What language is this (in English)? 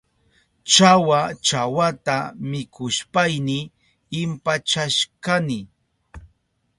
Southern Pastaza Quechua